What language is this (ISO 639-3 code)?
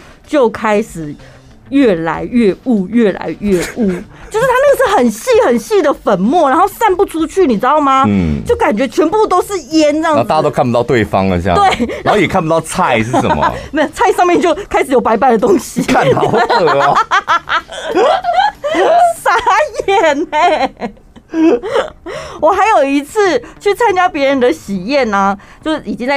zho